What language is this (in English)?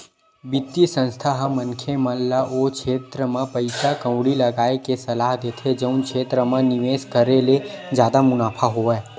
Chhattisgarhi